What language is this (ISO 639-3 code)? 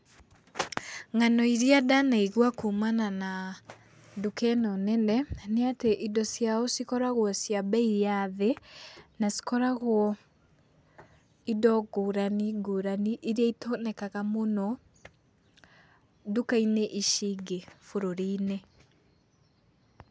kik